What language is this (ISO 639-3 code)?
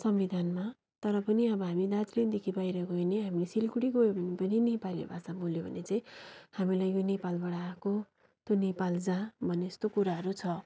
nep